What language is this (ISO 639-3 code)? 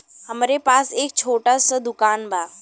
bho